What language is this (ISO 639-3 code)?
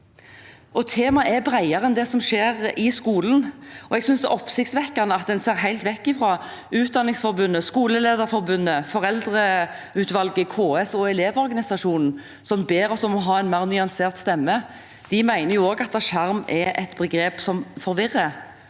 nor